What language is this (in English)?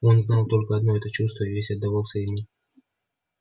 Russian